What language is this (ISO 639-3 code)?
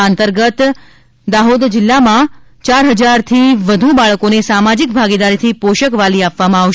guj